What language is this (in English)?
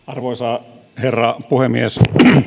Finnish